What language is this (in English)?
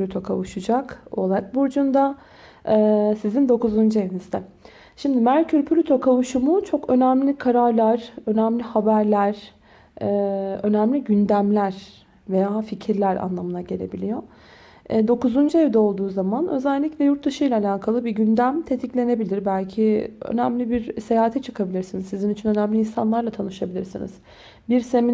Turkish